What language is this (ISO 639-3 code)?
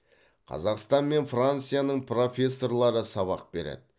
kaz